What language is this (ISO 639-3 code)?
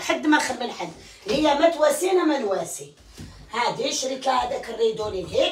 ara